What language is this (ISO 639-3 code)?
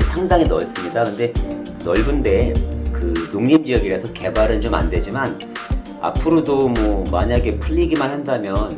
kor